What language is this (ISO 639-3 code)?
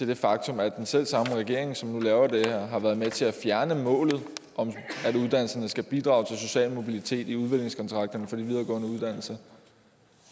dan